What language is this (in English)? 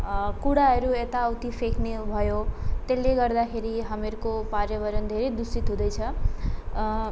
Nepali